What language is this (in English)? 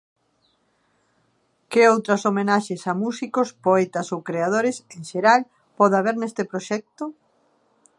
Galician